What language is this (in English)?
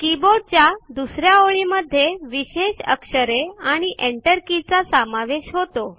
Marathi